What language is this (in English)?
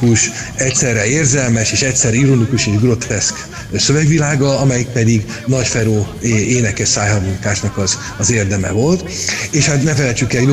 Hungarian